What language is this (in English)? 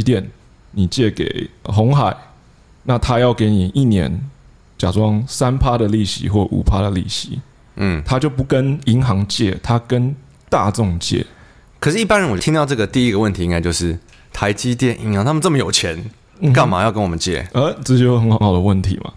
Chinese